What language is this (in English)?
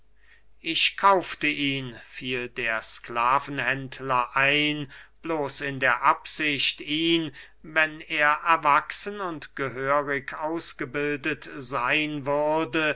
German